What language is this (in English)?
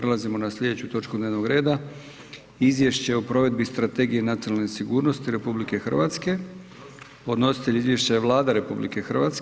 Croatian